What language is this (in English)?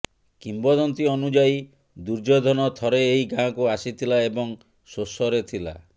Odia